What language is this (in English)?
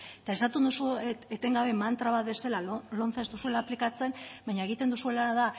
Basque